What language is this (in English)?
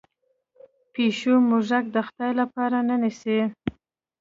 Pashto